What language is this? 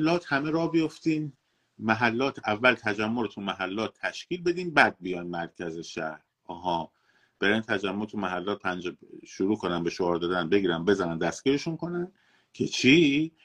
Persian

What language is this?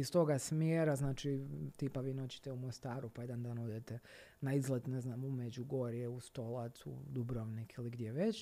Croatian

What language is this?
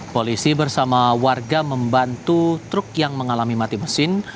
Indonesian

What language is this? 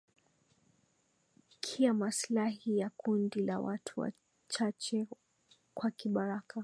Swahili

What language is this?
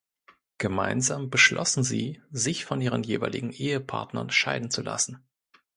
German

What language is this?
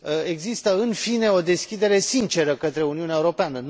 Romanian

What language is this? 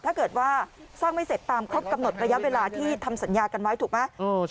Thai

